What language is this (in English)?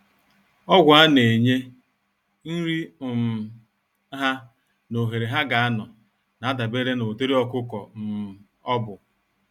Igbo